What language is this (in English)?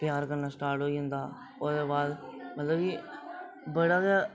Dogri